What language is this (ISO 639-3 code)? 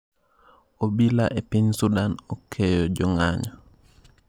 luo